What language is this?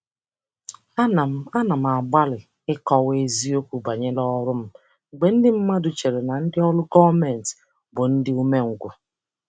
Igbo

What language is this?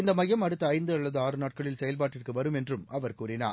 Tamil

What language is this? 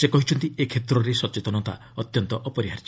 Odia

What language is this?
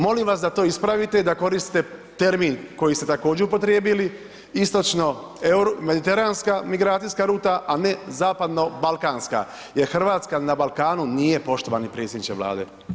Croatian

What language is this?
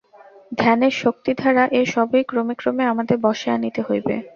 Bangla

